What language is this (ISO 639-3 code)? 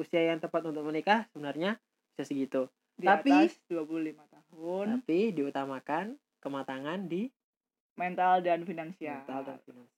ind